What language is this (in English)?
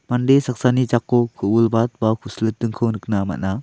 Garo